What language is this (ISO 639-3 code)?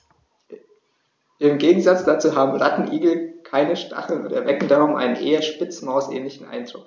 deu